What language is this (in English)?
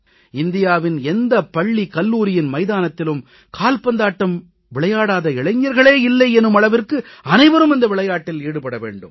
Tamil